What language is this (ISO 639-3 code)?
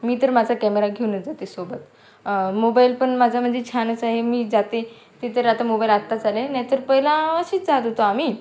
mar